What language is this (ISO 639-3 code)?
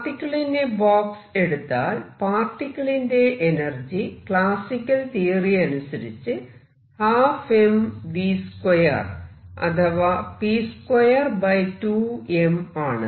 mal